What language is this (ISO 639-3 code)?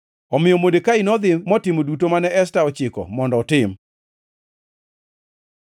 luo